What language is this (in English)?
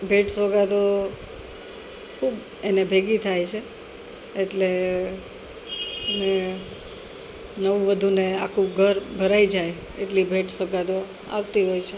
Gujarati